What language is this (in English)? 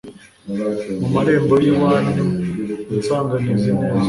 Kinyarwanda